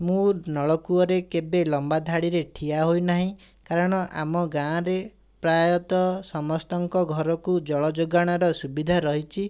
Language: Odia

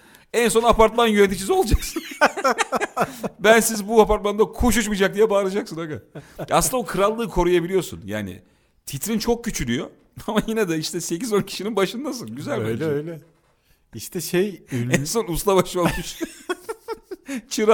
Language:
Turkish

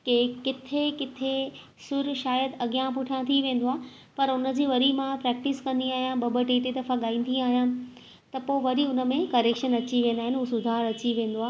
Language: Sindhi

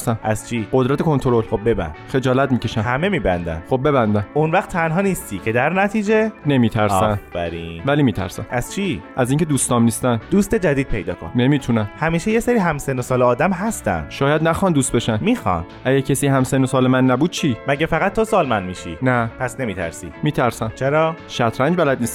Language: Persian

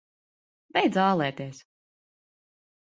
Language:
Latvian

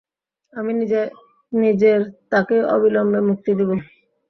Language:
Bangla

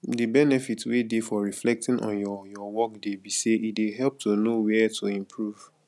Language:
Nigerian Pidgin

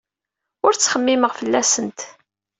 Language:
Kabyle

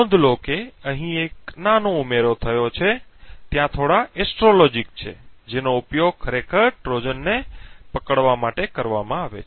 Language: Gujarati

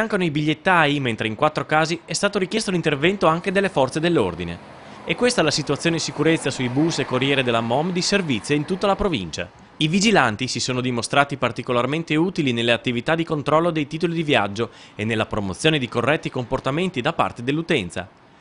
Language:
Italian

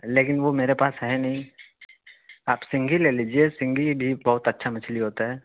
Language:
Urdu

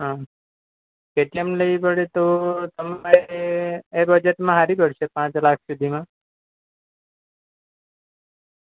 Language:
Gujarati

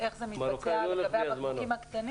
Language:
Hebrew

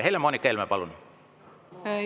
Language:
Estonian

